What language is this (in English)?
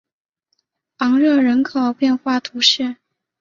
Chinese